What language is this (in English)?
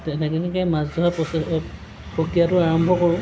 Assamese